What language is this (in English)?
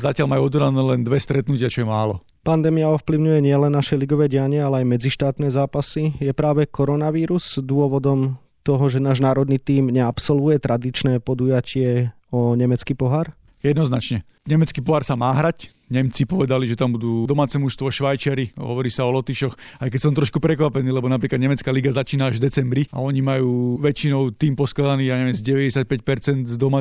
Slovak